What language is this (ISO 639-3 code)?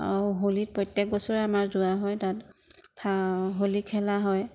asm